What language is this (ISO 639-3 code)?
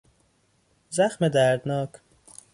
fas